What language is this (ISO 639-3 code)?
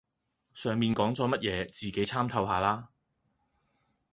yue